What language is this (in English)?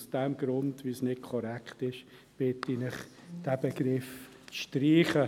Swiss German